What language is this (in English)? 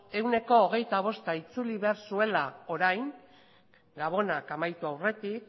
Basque